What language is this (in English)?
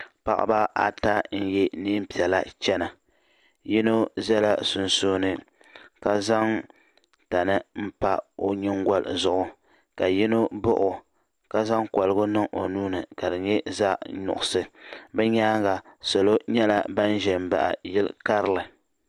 Dagbani